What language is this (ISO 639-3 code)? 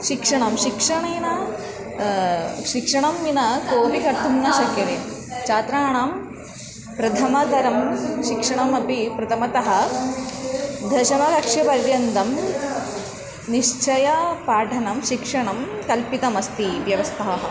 san